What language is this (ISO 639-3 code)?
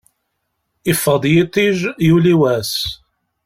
kab